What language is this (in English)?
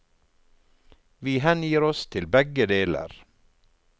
Norwegian